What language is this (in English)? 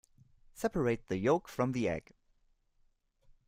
English